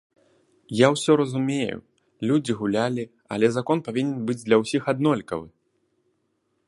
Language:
Belarusian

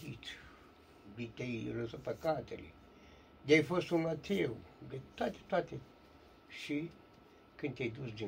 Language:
Romanian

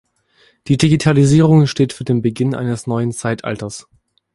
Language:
German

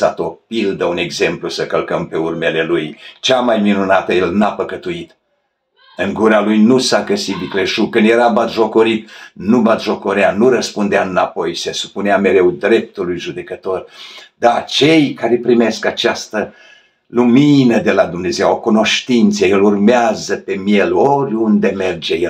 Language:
Romanian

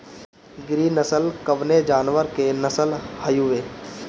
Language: Bhojpuri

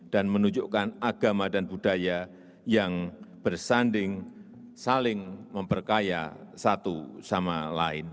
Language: Indonesian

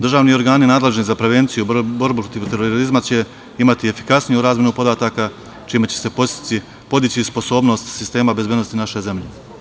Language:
Serbian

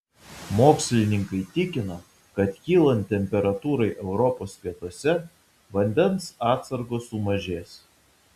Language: Lithuanian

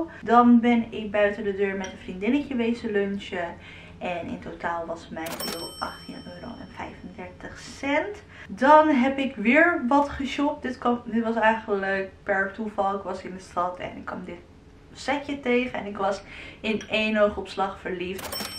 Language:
Dutch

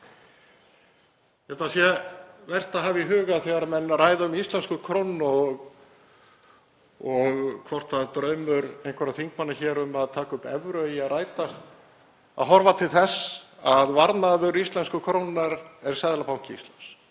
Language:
Icelandic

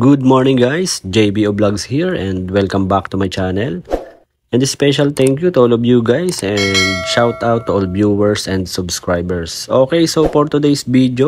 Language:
Filipino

